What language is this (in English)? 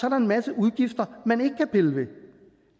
Danish